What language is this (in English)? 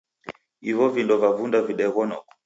Taita